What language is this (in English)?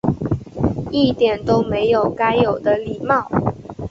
Chinese